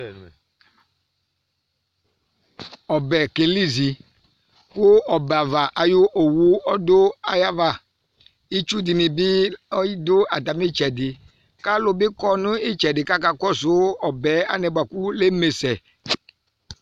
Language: Ikposo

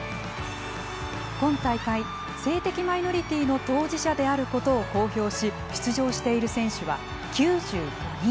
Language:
Japanese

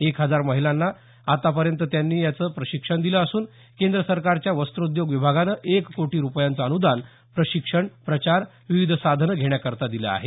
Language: Marathi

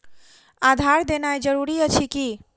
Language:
Maithili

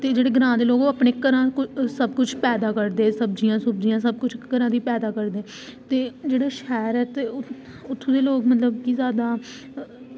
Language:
Dogri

